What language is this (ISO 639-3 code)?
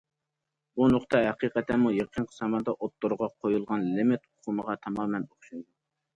uig